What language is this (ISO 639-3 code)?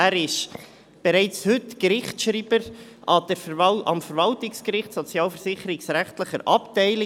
gsw